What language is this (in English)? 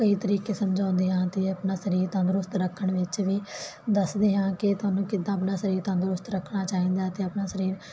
Punjabi